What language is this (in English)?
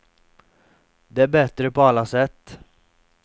Swedish